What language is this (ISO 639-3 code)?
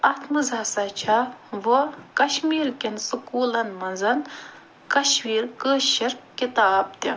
kas